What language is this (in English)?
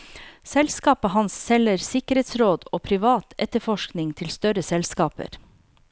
Norwegian